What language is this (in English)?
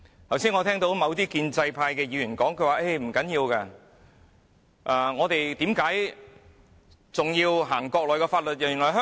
Cantonese